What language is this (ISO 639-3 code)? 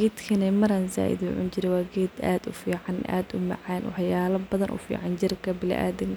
som